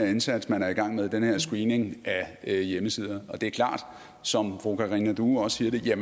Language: Danish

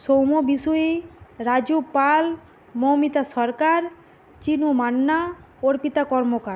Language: Bangla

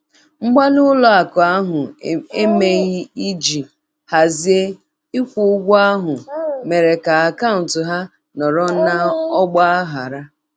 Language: Igbo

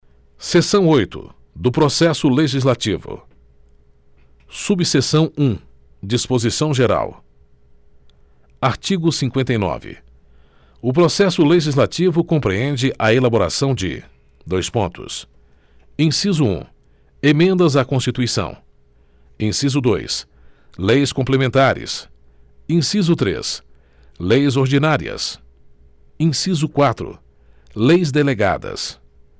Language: Portuguese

